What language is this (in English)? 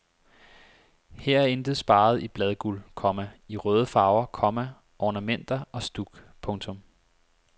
Danish